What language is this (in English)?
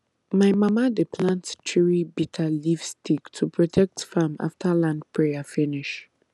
Nigerian Pidgin